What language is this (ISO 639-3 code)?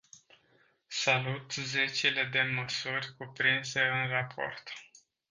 ron